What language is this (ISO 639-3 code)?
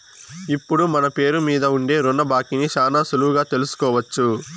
tel